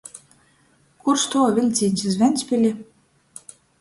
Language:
Latgalian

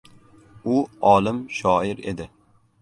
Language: Uzbek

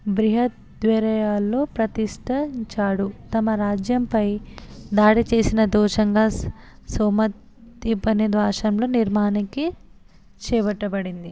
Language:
Telugu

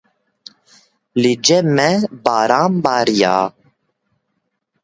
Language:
Kurdish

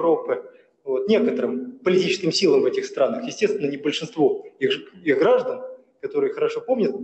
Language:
Russian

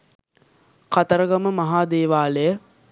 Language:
Sinhala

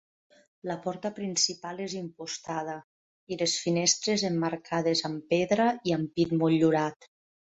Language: Catalan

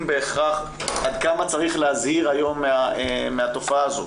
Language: Hebrew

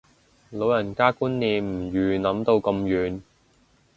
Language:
Cantonese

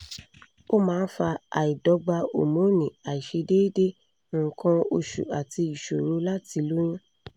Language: Yoruba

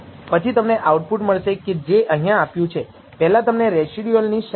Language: Gujarati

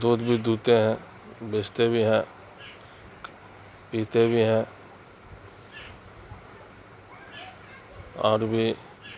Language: Urdu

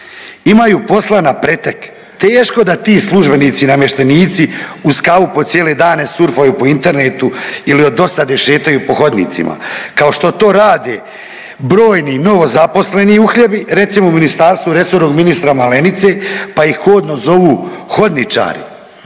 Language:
Croatian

